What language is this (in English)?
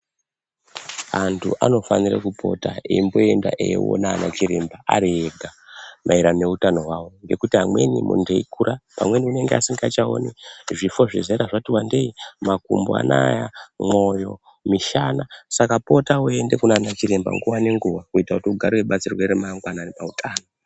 Ndau